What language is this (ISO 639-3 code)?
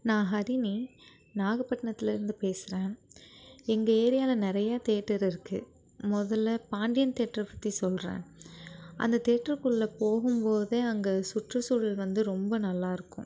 tam